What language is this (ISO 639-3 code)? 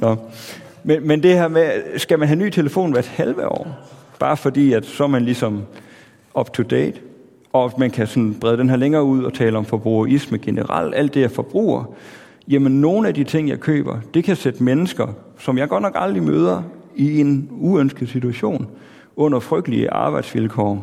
dan